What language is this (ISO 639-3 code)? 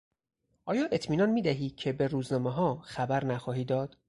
fas